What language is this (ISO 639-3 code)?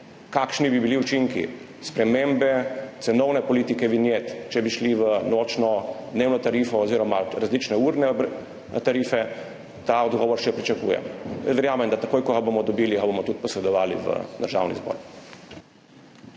slv